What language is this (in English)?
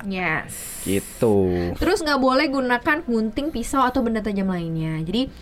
Indonesian